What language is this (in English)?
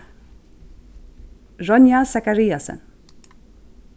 Faroese